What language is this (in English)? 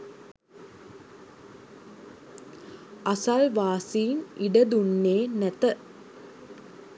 Sinhala